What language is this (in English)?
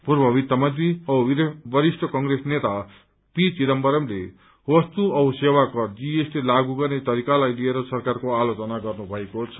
Nepali